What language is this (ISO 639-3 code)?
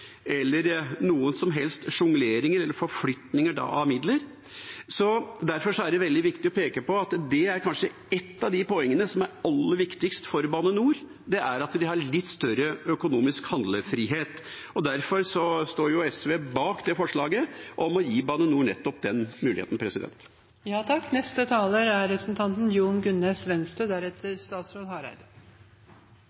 nob